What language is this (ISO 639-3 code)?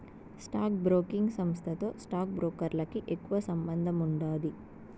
tel